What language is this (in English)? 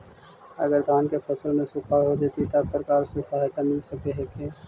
Magahi